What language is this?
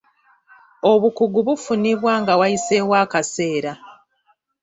Ganda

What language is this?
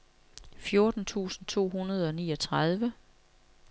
Danish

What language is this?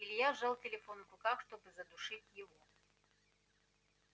Russian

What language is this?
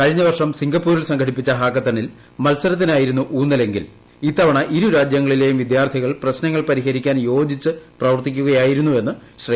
Malayalam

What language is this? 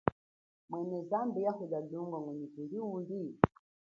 Chokwe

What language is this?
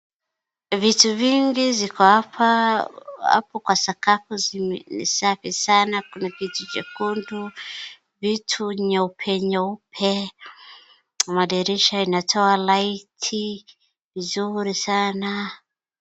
Swahili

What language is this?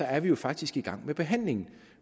Danish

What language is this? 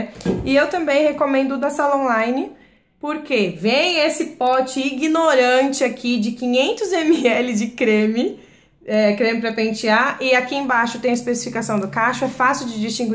Portuguese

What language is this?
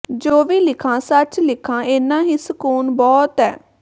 Punjabi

